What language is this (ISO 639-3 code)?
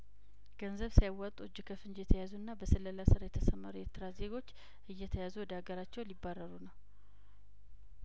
amh